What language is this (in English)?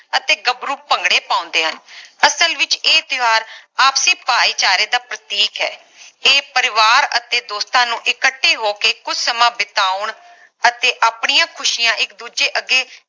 Punjabi